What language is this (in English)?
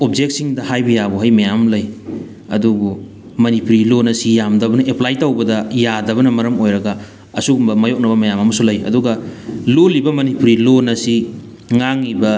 Manipuri